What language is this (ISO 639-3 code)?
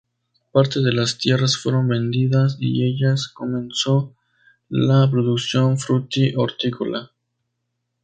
spa